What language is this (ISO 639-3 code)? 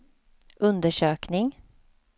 swe